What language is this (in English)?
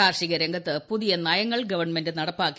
Malayalam